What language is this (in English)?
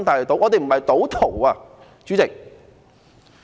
Cantonese